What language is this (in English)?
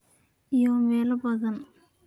Somali